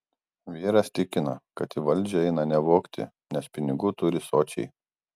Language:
Lithuanian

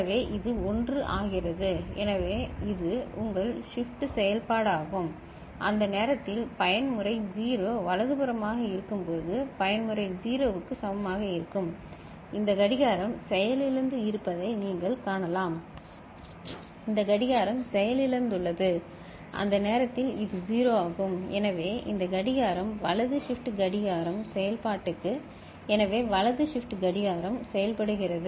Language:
Tamil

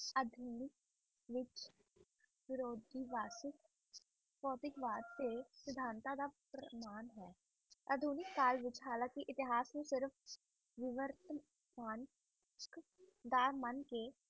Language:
Punjabi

